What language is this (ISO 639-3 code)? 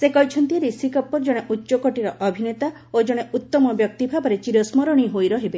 ori